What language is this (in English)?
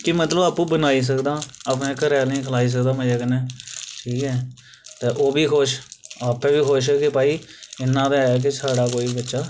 Dogri